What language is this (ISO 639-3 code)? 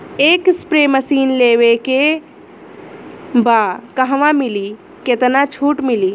bho